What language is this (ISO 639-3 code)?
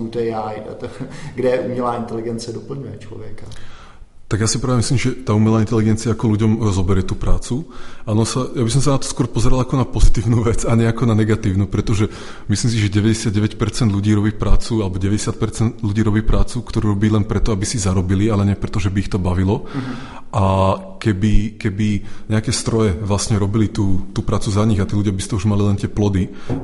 ces